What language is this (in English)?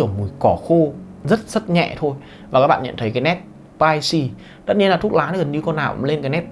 Vietnamese